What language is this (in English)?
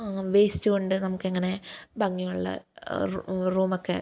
Malayalam